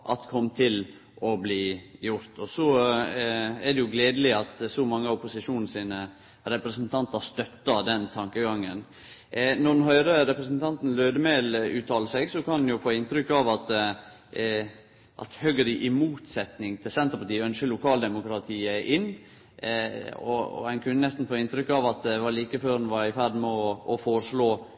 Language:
Norwegian Nynorsk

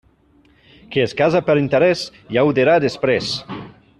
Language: Catalan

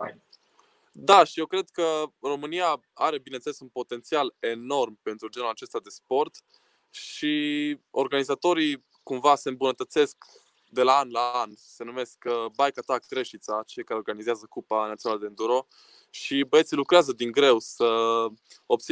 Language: Romanian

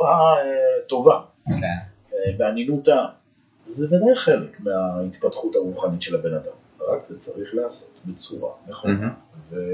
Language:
Hebrew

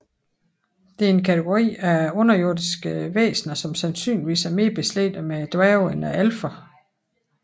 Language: Danish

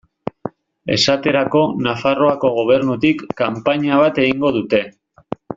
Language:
Basque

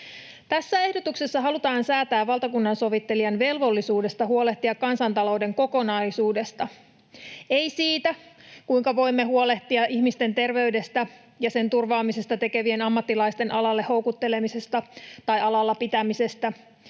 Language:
Finnish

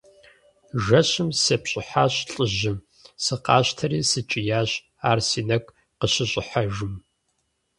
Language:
Kabardian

